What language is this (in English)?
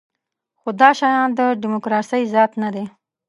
Pashto